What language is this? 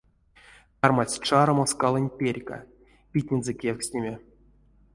Erzya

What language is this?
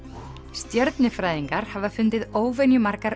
Icelandic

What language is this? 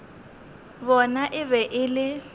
Northern Sotho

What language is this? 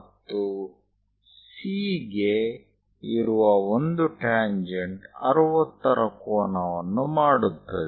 Kannada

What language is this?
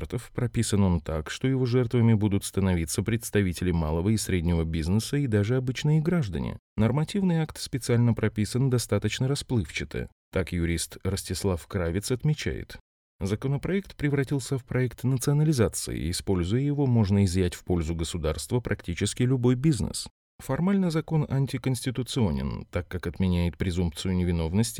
Russian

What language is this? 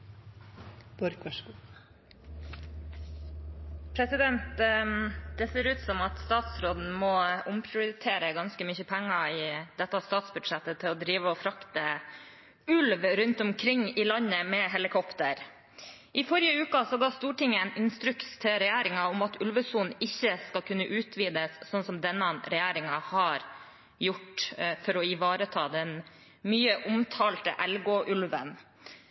Norwegian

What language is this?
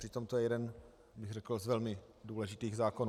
Czech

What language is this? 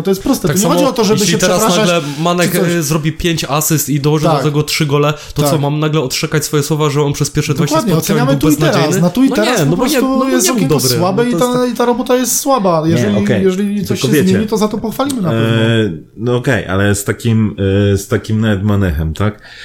Polish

